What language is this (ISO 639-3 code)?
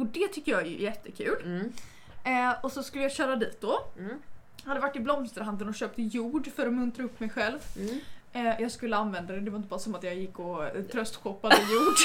swe